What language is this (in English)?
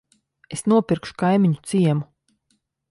Latvian